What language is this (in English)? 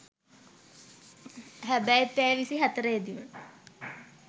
Sinhala